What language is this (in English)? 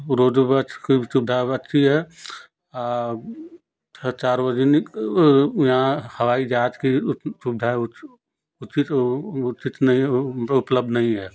Hindi